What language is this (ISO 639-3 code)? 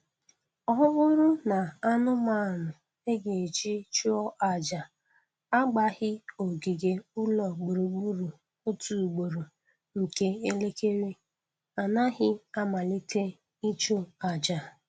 ibo